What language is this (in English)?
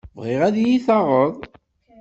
Kabyle